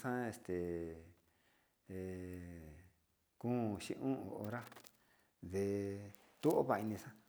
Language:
Sinicahua Mixtec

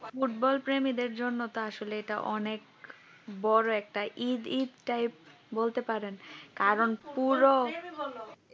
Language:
Bangla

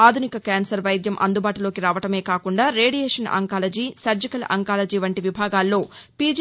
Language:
Telugu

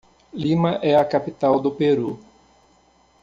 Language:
Portuguese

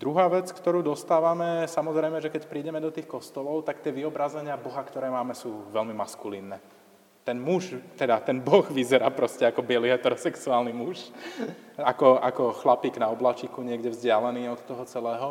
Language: Slovak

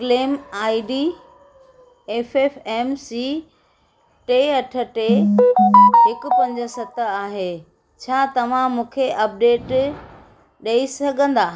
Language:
Sindhi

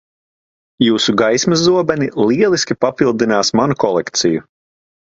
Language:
Latvian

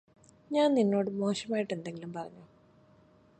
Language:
Malayalam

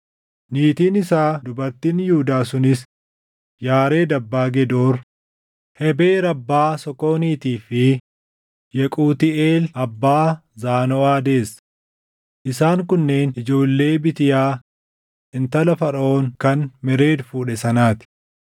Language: Oromo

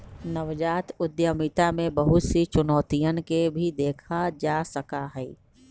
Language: Magahi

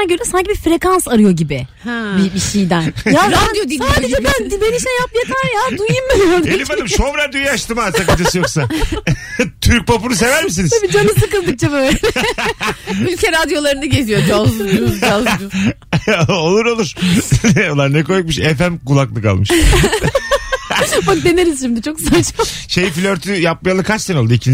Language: Turkish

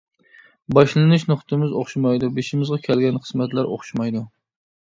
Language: Uyghur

